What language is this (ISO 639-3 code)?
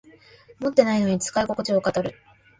jpn